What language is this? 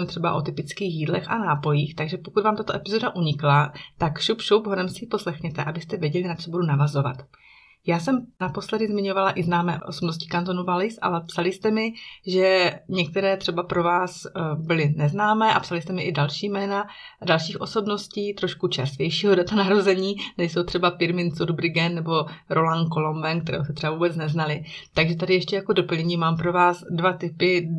Czech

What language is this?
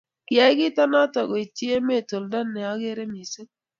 Kalenjin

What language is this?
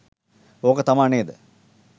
Sinhala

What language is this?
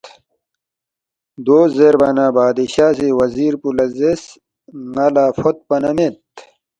Balti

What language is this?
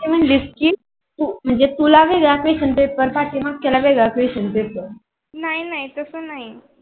Marathi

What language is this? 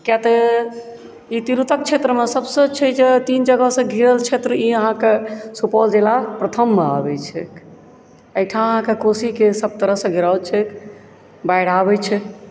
Maithili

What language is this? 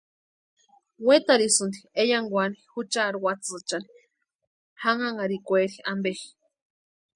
Western Highland Purepecha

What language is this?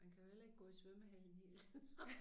Danish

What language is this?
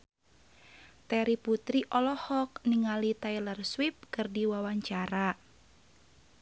Sundanese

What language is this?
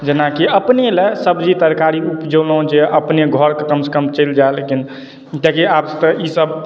Maithili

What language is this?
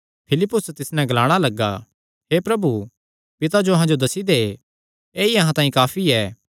Kangri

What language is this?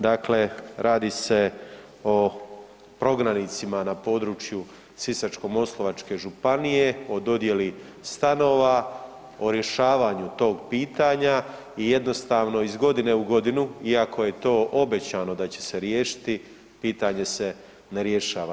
Croatian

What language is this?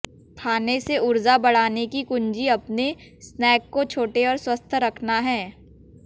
Hindi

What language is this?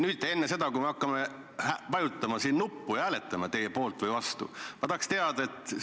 Estonian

